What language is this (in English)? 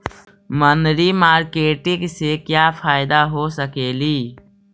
Magahi